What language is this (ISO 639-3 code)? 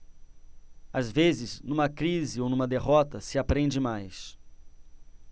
por